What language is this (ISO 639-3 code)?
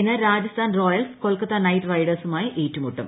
mal